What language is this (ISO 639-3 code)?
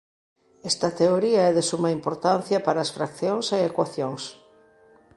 glg